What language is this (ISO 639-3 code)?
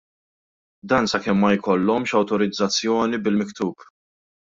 mlt